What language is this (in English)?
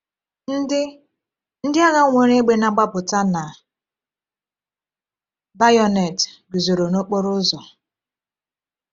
Igbo